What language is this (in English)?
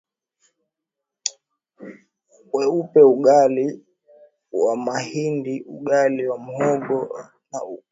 Swahili